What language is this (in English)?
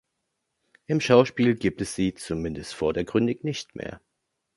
German